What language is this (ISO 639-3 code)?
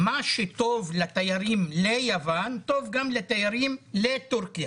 heb